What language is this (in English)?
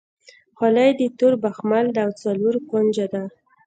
Pashto